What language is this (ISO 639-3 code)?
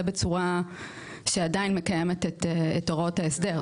heb